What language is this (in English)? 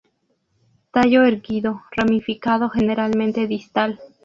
Spanish